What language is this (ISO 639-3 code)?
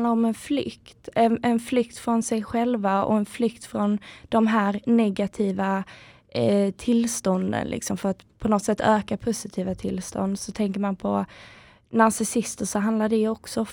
swe